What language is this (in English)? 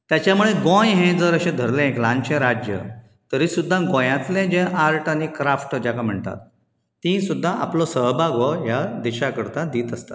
Konkani